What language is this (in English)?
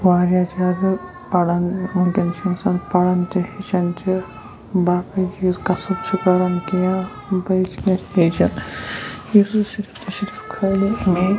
Kashmiri